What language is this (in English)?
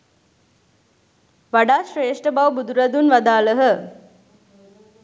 Sinhala